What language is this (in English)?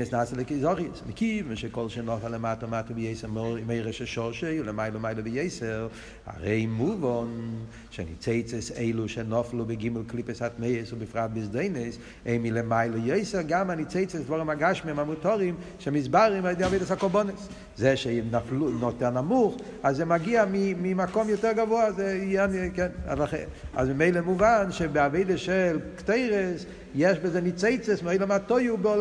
Hebrew